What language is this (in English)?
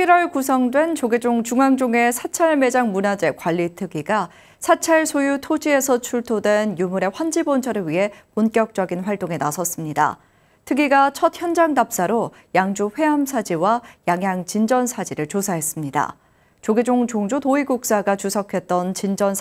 Korean